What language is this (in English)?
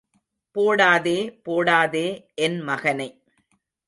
Tamil